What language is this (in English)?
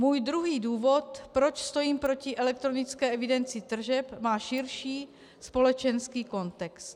Czech